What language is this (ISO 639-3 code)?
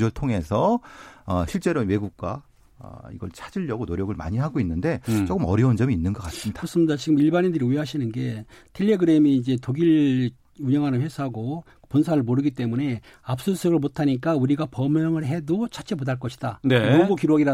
kor